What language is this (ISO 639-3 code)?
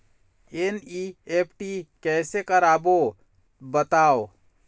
hne